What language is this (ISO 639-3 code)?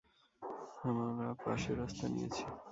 ben